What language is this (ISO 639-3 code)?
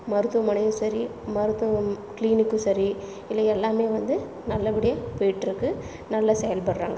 tam